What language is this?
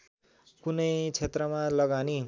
Nepali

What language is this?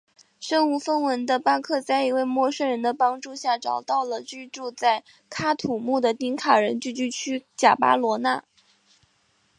Chinese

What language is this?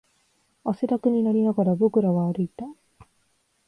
Japanese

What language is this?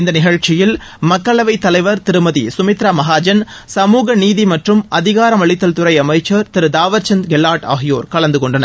Tamil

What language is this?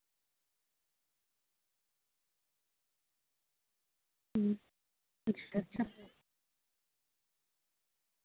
Santali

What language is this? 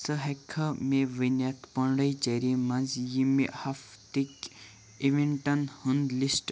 Kashmiri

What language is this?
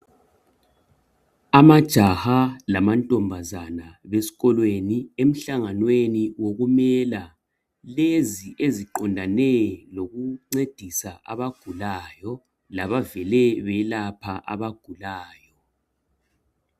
North Ndebele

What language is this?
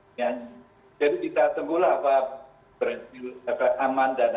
Indonesian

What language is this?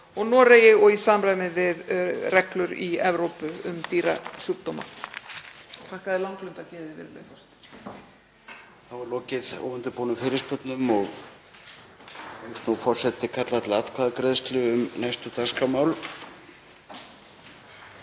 Icelandic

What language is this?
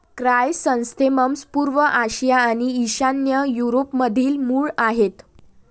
Marathi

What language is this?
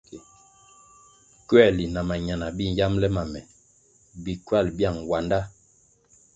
Kwasio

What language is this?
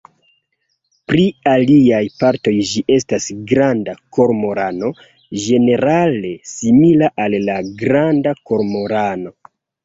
Esperanto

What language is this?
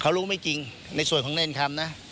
Thai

